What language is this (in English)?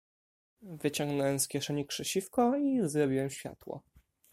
Polish